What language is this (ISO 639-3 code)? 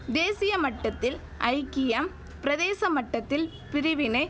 tam